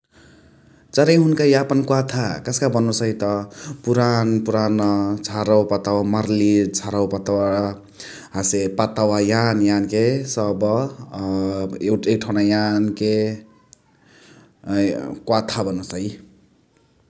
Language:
Chitwania Tharu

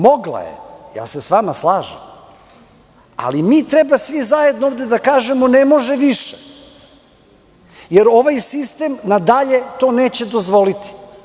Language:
Serbian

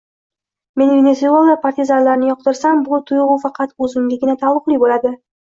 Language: Uzbek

